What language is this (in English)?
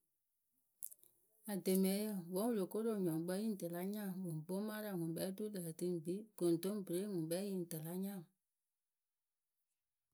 Akebu